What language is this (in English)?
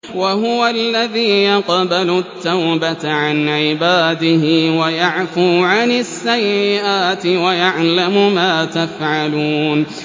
Arabic